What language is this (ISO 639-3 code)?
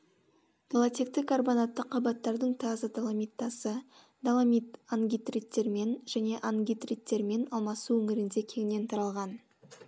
kaz